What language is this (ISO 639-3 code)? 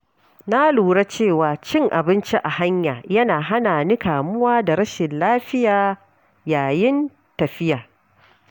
hau